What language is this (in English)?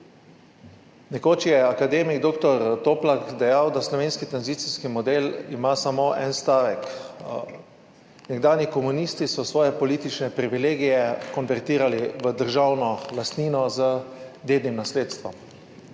Slovenian